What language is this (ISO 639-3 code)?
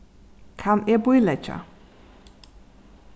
fao